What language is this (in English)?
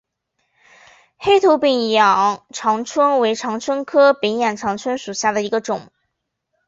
Chinese